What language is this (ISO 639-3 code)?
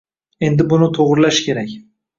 uzb